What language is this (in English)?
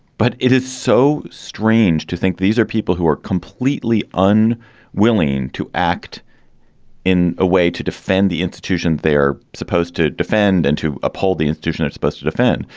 English